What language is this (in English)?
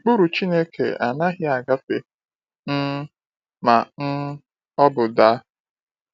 Igbo